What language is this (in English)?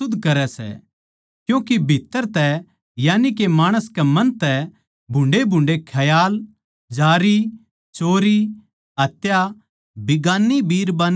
Haryanvi